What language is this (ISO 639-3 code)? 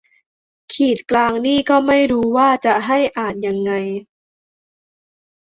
tha